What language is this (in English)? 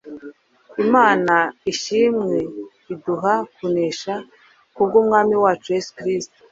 Kinyarwanda